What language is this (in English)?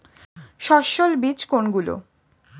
Bangla